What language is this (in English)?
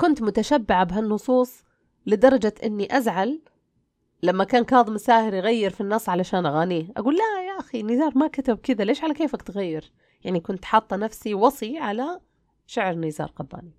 Arabic